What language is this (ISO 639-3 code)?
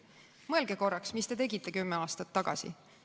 est